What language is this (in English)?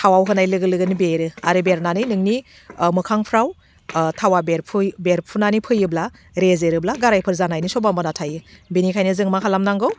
Bodo